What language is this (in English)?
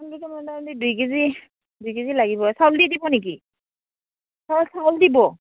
Assamese